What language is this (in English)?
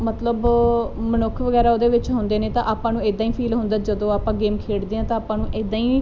Punjabi